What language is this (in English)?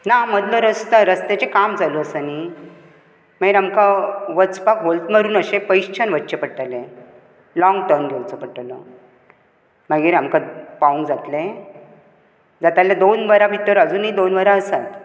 Konkani